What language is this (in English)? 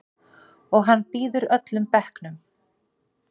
Icelandic